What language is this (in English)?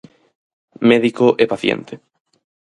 Galician